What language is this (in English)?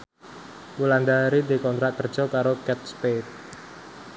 Javanese